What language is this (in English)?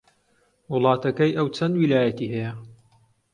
Central Kurdish